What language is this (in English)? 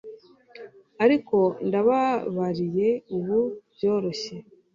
Kinyarwanda